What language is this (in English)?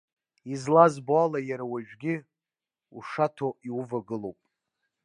Abkhazian